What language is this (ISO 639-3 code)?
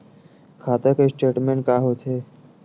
hne